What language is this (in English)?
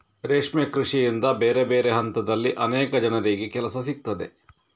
Kannada